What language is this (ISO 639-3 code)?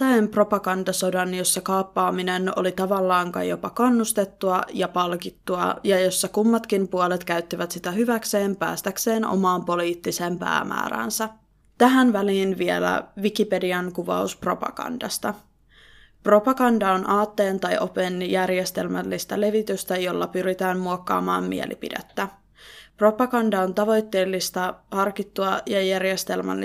fin